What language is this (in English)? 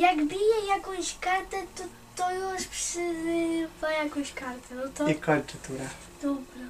Polish